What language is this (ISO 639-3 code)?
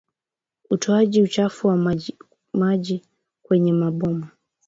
swa